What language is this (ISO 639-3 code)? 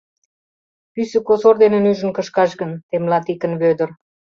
chm